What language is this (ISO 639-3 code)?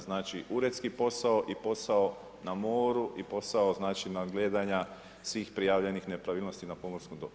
hrv